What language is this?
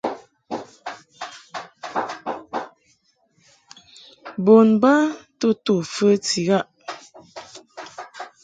Mungaka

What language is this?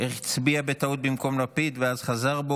Hebrew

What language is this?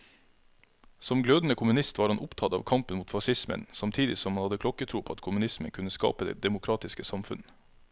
Norwegian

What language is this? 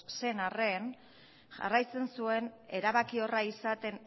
Basque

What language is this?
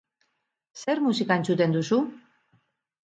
Basque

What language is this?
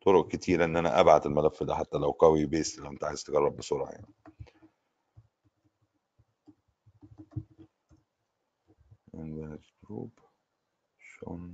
Arabic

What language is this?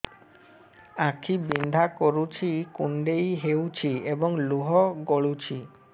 Odia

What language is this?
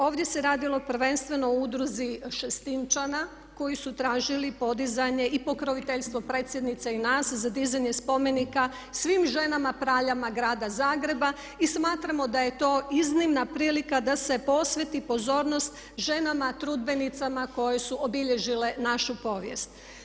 Croatian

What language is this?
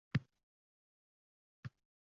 Uzbek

